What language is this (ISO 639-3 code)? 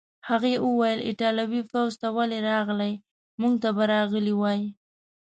pus